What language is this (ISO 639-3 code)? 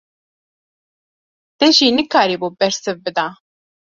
kur